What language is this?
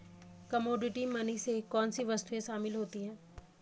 Hindi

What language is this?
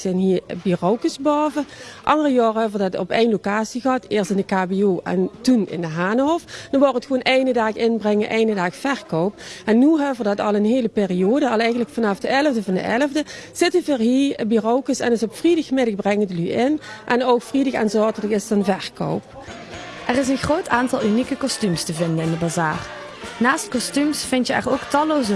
Dutch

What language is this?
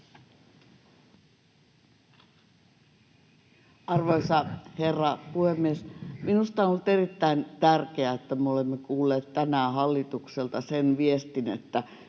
Finnish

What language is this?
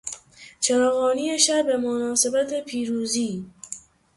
Persian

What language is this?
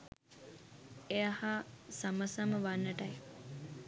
Sinhala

